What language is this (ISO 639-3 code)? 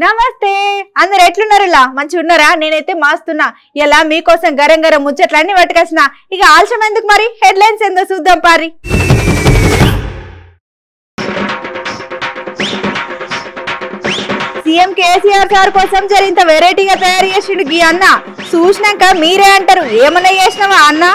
tel